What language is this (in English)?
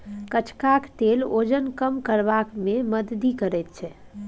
Maithili